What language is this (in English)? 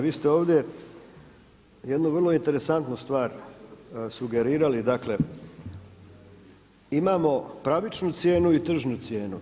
Croatian